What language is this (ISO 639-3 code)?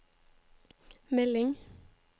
nor